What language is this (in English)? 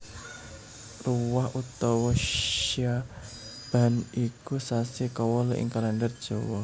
Javanese